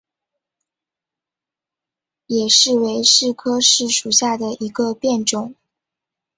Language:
Chinese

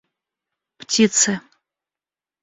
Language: Russian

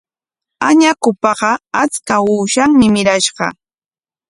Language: Corongo Ancash Quechua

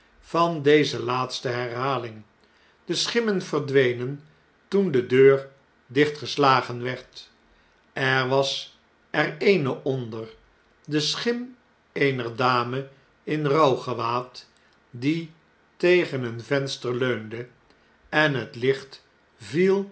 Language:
Dutch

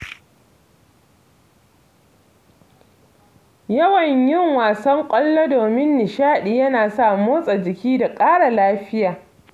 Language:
Hausa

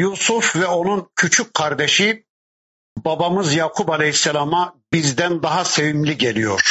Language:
Turkish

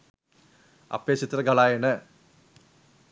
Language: Sinhala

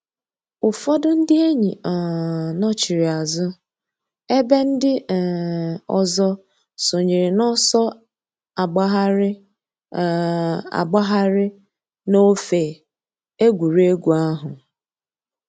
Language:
Igbo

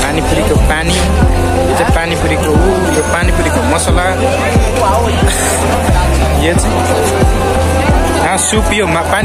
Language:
Indonesian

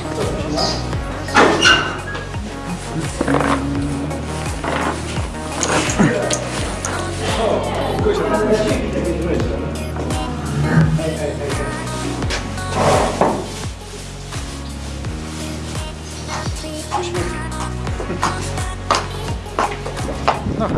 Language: Polish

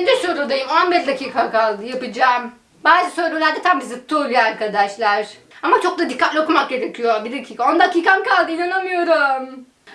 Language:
Turkish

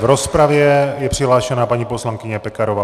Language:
Czech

